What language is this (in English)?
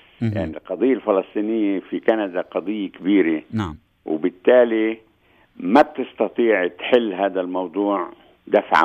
Arabic